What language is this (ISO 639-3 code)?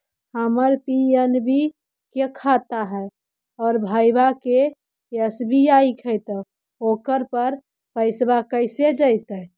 mag